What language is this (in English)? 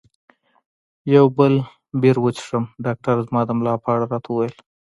Pashto